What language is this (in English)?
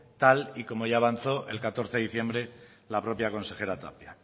Spanish